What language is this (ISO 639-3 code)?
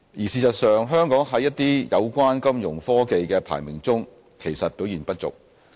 yue